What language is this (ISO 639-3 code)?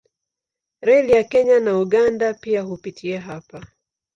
swa